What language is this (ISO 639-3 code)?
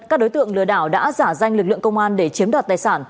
vie